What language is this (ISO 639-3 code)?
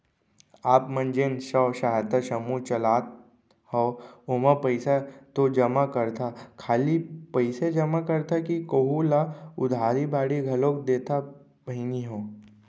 hne